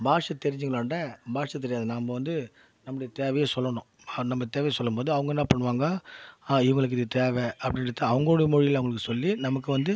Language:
Tamil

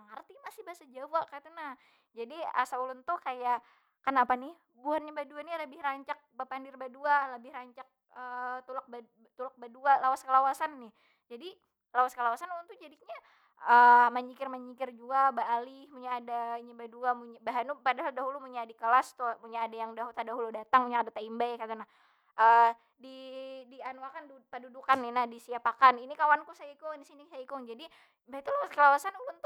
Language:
Banjar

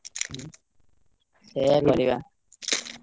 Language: Odia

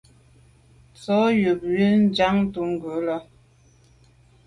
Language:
Medumba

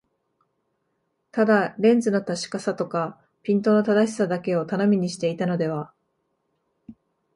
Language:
Japanese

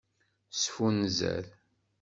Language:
Kabyle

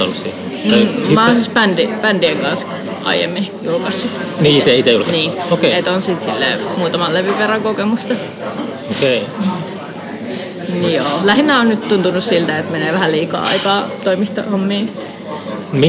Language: Finnish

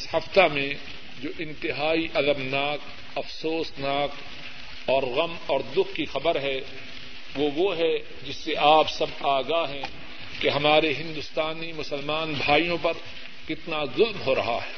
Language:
Urdu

